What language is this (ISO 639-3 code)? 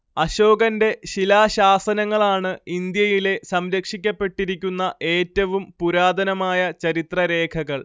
mal